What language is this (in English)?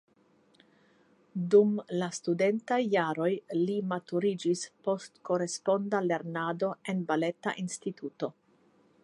Esperanto